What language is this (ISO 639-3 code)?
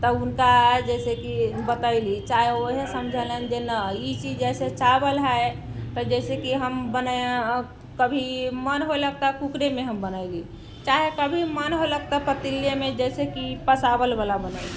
mai